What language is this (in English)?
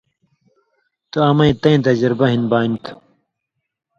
Indus Kohistani